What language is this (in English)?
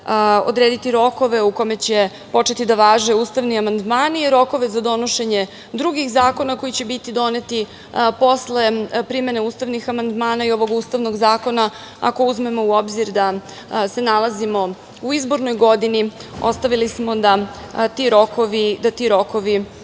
Serbian